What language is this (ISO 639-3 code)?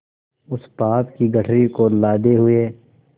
hin